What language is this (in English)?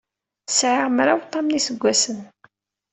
Kabyle